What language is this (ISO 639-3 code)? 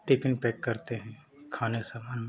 hin